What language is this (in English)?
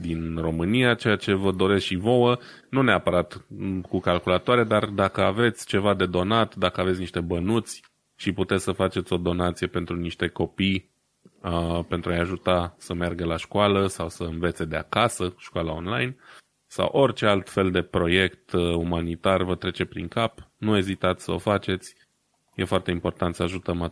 Romanian